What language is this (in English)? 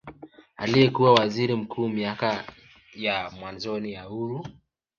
Swahili